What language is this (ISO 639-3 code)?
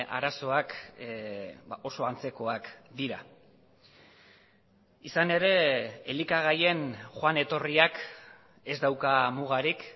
eus